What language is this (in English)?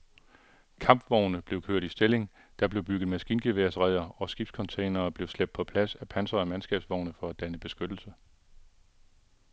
Danish